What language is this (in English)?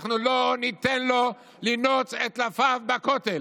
Hebrew